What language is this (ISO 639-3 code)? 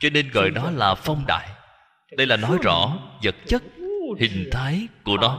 vie